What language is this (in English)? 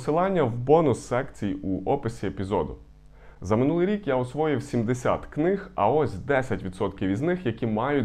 Ukrainian